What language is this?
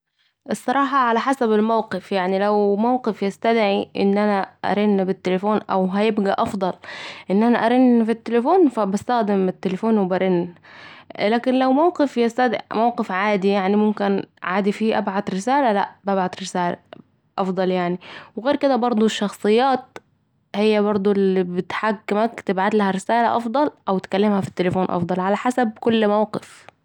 Saidi Arabic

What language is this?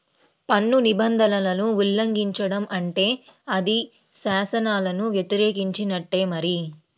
Telugu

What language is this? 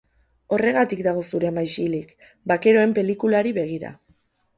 Basque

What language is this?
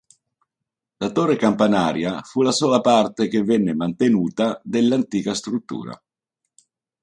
Italian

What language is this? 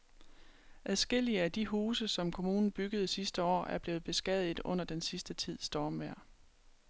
Danish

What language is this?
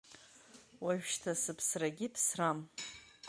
Abkhazian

